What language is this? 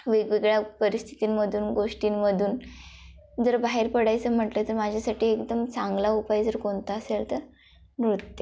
Marathi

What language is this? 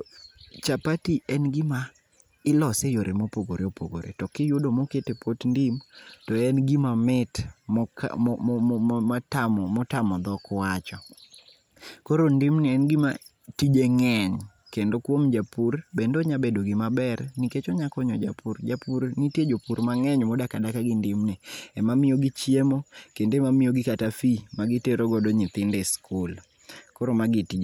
Luo (Kenya and Tanzania)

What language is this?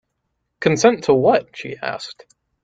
English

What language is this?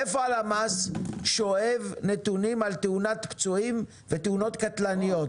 Hebrew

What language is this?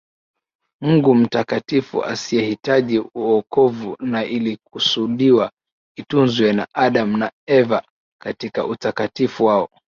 Swahili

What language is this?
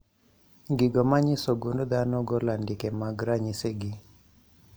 Luo (Kenya and Tanzania)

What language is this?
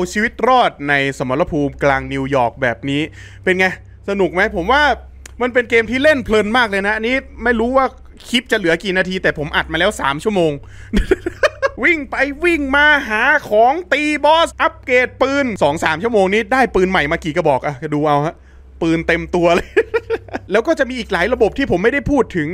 Thai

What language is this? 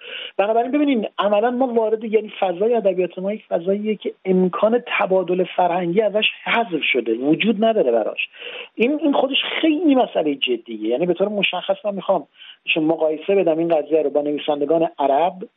Persian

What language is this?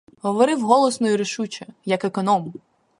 Ukrainian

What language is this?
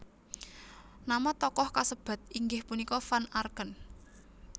Javanese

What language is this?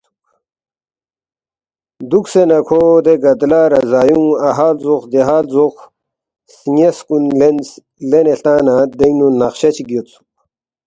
Balti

